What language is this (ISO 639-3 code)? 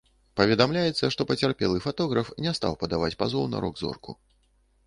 bel